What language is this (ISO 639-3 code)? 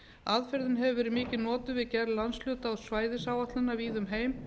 isl